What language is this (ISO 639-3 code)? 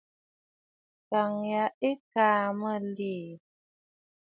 bfd